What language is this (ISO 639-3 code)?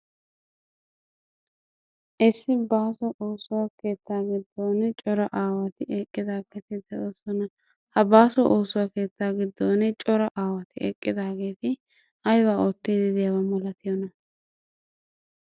wal